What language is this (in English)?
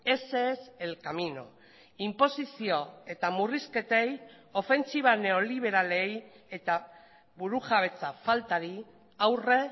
Basque